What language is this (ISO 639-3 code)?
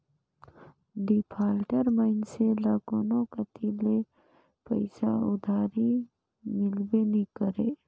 hne